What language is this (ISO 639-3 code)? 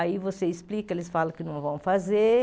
por